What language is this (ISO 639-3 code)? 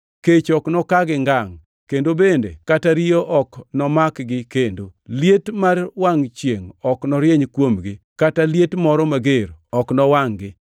luo